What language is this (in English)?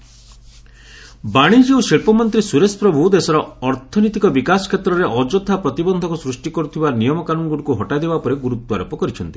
Odia